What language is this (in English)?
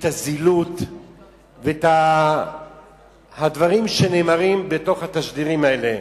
Hebrew